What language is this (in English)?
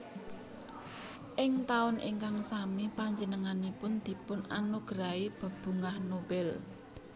Javanese